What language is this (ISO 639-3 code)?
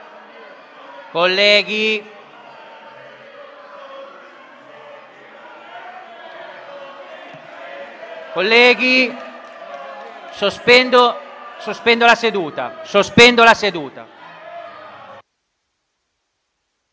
ita